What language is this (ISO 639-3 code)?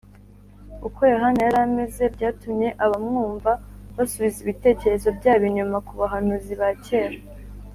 kin